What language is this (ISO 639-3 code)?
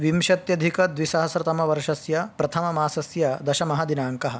san